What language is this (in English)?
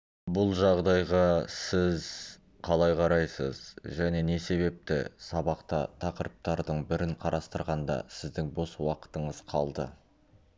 Kazakh